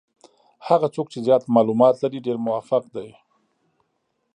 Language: Pashto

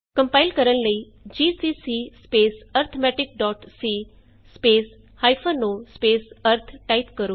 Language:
Punjabi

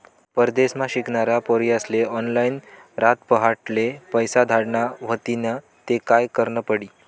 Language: Marathi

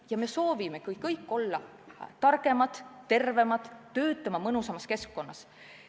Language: Estonian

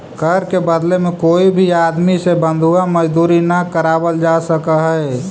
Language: Magahi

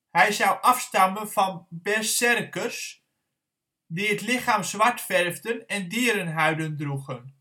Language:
Dutch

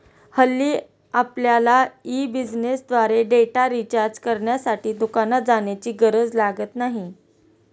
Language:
Marathi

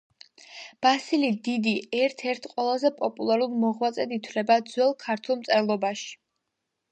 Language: Georgian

